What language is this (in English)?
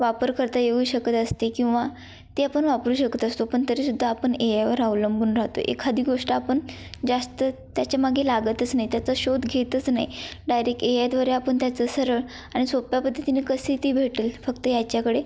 Marathi